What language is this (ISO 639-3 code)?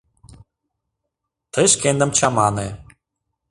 chm